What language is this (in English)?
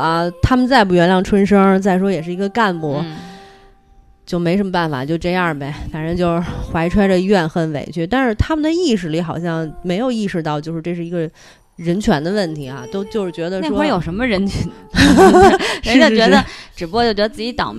Chinese